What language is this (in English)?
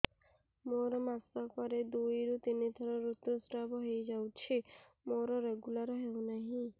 Odia